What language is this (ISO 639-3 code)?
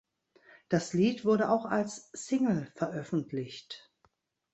deu